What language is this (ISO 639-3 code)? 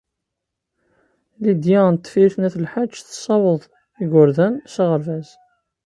kab